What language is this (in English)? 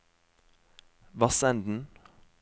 Norwegian